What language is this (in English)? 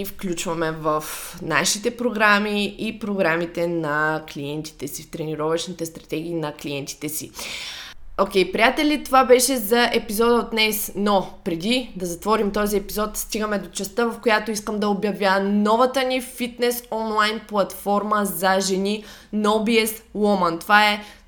Bulgarian